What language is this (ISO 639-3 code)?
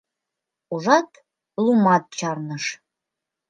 chm